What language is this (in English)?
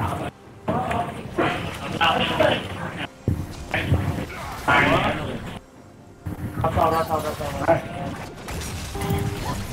Vietnamese